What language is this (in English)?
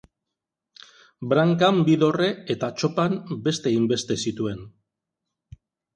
Basque